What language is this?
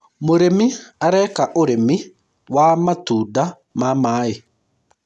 Kikuyu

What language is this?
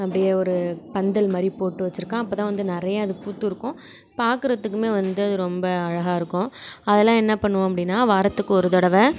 Tamil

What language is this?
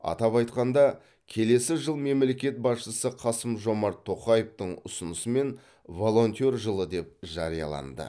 Kazakh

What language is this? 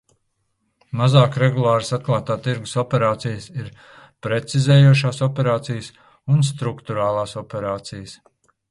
Latvian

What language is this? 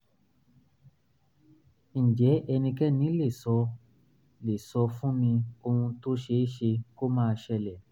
Yoruba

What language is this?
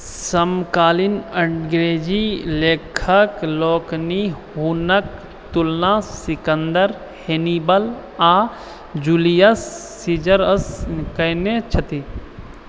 Maithili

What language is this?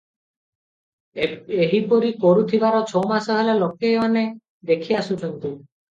Odia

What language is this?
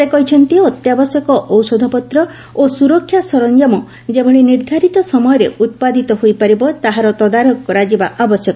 Odia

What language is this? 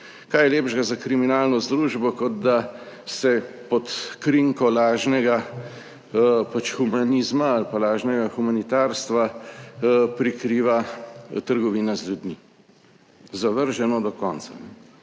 Slovenian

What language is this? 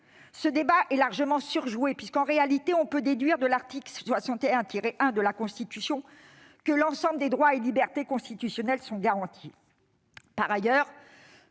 French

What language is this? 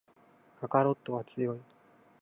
Japanese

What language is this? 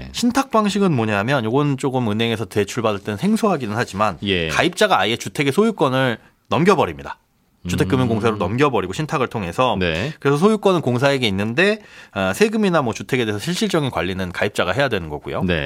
Korean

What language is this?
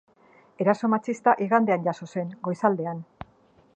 Basque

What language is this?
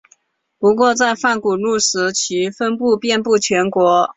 Chinese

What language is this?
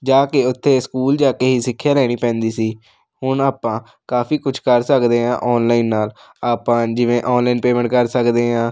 Punjabi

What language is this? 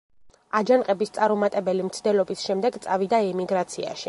Georgian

